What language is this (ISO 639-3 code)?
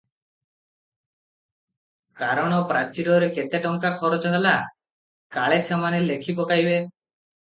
ori